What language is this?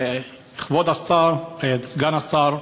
Hebrew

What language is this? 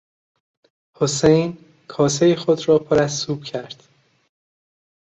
Persian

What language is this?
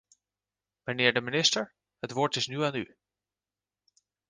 Dutch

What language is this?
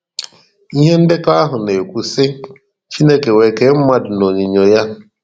Igbo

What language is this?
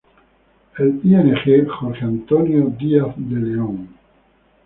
Spanish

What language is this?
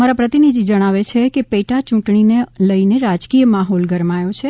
Gujarati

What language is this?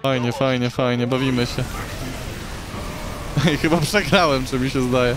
Polish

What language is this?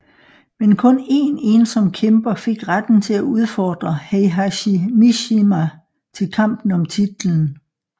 Danish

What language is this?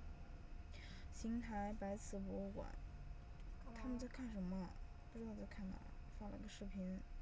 Chinese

